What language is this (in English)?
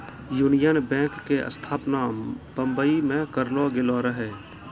Maithili